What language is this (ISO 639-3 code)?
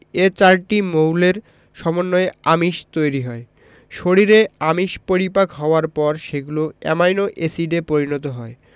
ben